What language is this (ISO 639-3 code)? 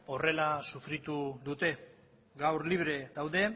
eus